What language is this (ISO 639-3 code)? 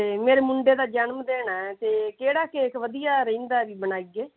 pan